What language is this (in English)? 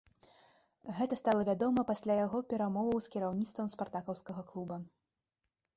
Belarusian